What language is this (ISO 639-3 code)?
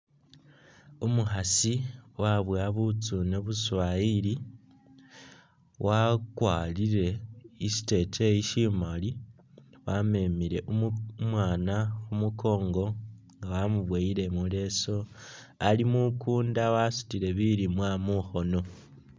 myx